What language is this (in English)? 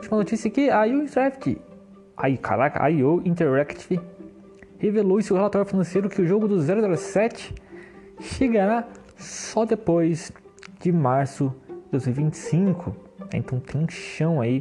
Portuguese